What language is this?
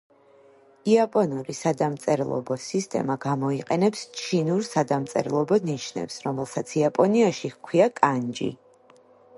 Georgian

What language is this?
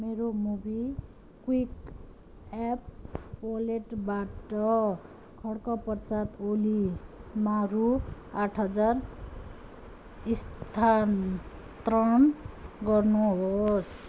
Nepali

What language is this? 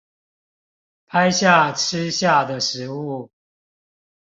Chinese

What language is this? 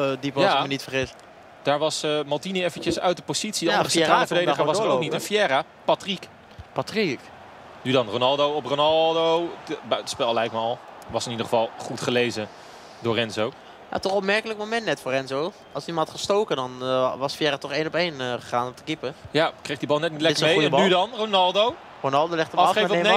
Dutch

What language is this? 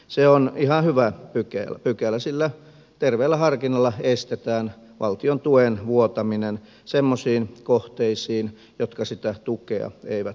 Finnish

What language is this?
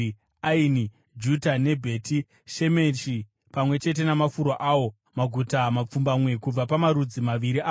Shona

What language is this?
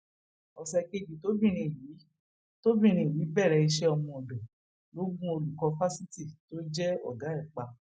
Yoruba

